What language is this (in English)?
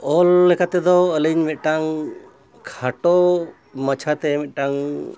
Santali